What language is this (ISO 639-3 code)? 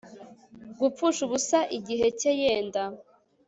kin